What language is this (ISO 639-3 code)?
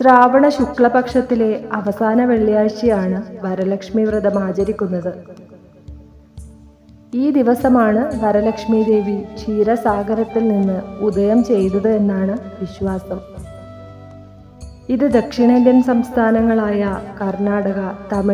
tur